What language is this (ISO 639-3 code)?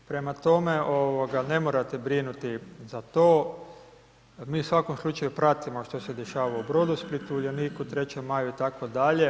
hrv